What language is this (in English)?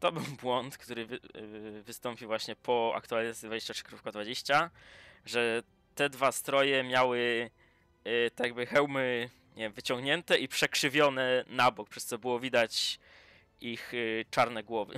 Polish